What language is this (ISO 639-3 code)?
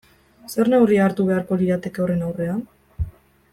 eus